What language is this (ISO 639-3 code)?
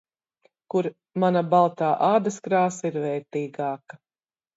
lav